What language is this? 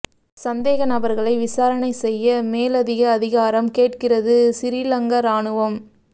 Tamil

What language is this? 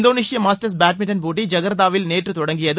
Tamil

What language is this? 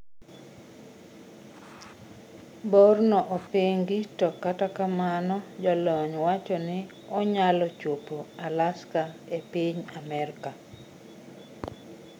Luo (Kenya and Tanzania)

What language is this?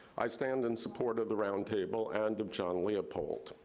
English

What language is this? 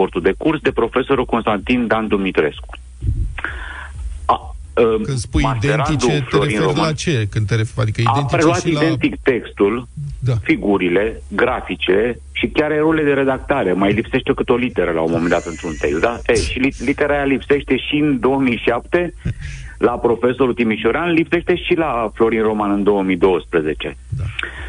Romanian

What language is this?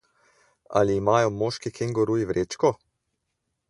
Slovenian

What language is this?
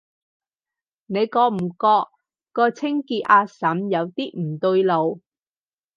Cantonese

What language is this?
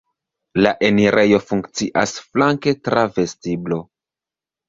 Esperanto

